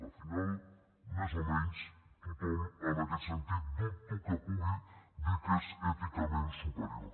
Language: Catalan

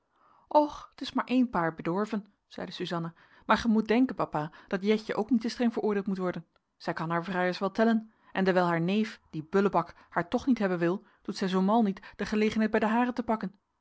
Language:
Dutch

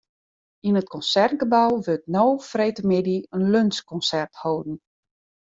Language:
Western Frisian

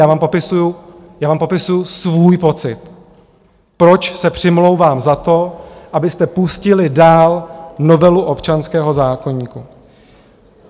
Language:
Czech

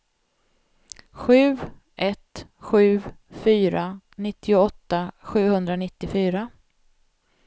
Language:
Swedish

